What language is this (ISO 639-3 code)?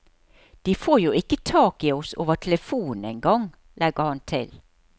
nor